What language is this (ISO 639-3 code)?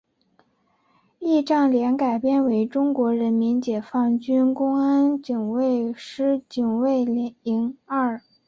zho